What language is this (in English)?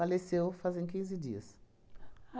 Portuguese